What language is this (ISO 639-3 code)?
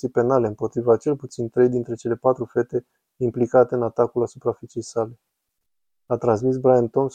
ron